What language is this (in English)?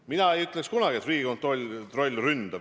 Estonian